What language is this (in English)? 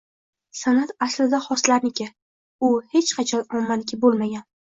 Uzbek